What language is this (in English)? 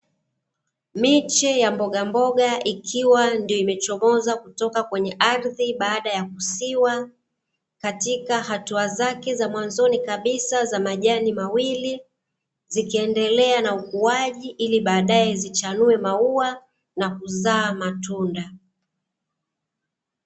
Swahili